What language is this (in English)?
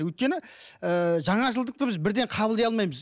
Kazakh